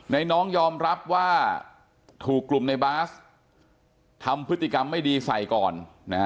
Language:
Thai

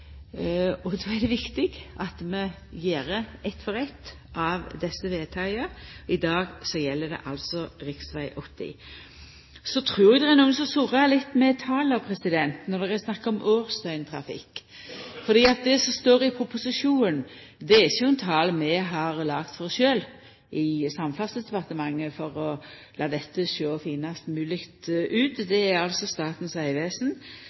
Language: Norwegian Nynorsk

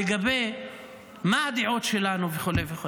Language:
Hebrew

